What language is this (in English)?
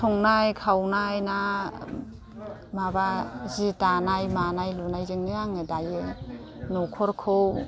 Bodo